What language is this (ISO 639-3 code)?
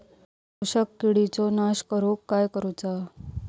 mar